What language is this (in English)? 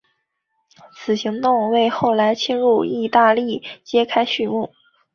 Chinese